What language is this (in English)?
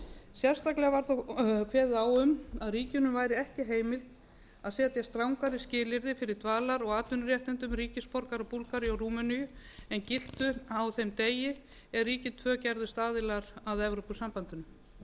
Icelandic